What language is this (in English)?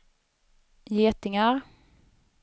Swedish